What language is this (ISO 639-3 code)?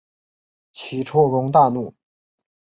zho